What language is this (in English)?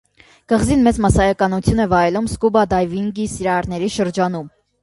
Armenian